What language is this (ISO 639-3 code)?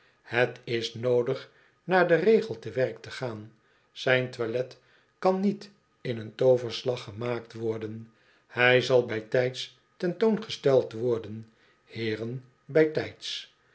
nld